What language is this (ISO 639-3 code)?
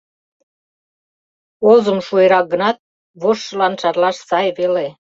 chm